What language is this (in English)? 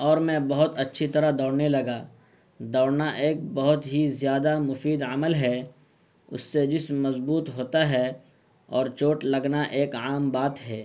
Urdu